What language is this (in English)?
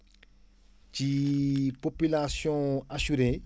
Wolof